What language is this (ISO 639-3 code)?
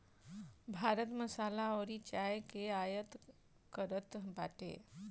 bho